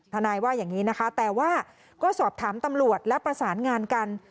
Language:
Thai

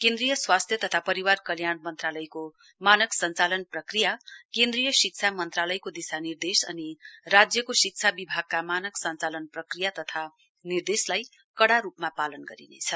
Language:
Nepali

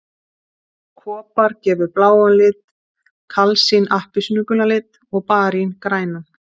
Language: Icelandic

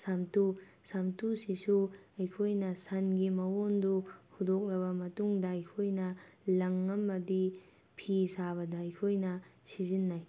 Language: Manipuri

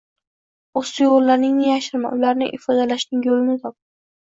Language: Uzbek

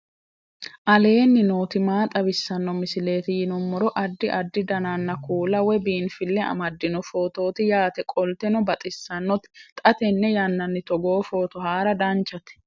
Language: Sidamo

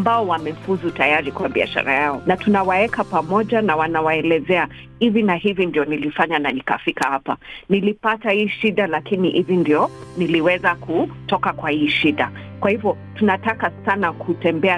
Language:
Swahili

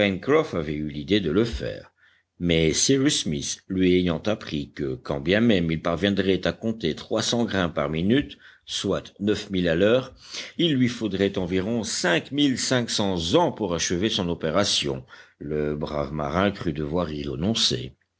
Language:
French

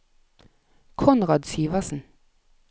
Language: Norwegian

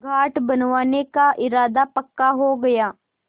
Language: Hindi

